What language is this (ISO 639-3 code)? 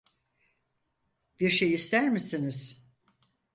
tur